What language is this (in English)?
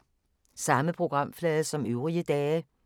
Danish